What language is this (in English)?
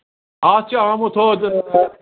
Kashmiri